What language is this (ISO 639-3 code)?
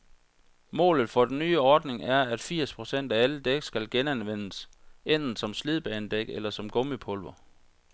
dan